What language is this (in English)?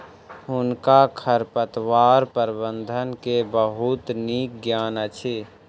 Maithili